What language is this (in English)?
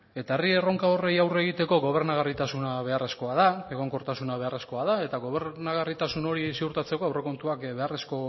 Basque